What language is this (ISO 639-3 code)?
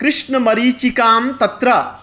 san